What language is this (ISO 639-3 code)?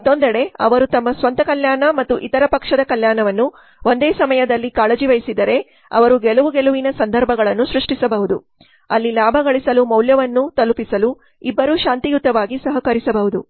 kan